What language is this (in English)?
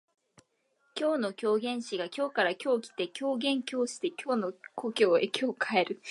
Japanese